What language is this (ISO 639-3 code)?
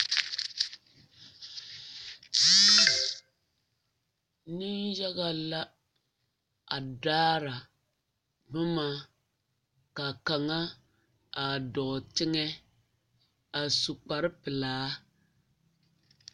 dga